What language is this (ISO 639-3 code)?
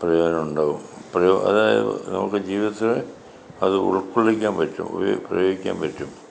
mal